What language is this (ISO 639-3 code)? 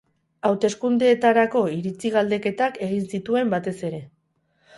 eus